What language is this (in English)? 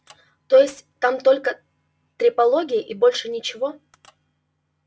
Russian